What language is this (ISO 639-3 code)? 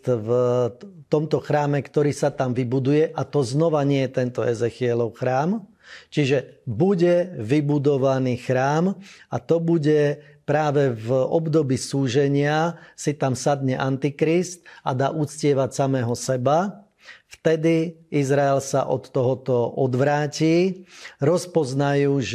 slk